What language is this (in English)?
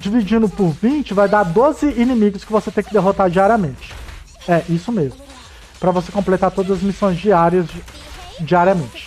Portuguese